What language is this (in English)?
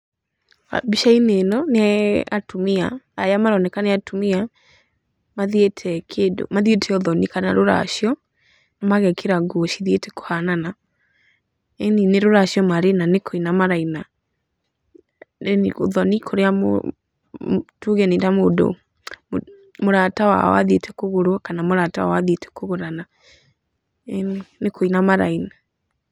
Kikuyu